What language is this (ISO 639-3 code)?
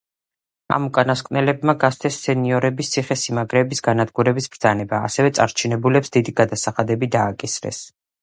kat